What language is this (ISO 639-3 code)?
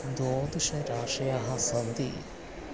san